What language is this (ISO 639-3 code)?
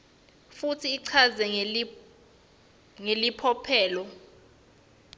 ssw